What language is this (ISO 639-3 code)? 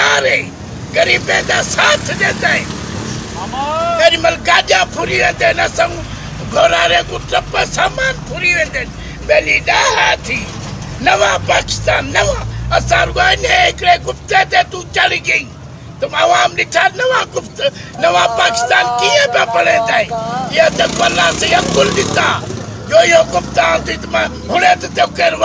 hin